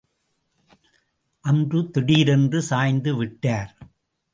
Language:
Tamil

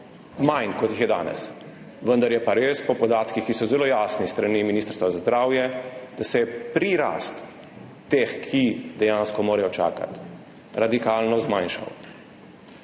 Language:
Slovenian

